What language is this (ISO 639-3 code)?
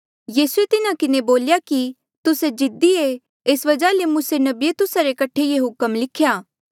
mjl